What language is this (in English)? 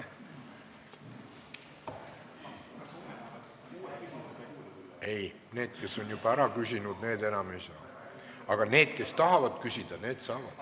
Estonian